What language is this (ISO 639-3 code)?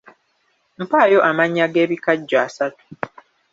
lug